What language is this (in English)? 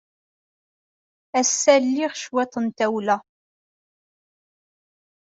Kabyle